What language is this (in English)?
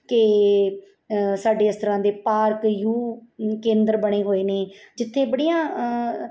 Punjabi